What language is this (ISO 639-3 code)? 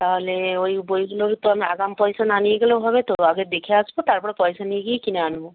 ben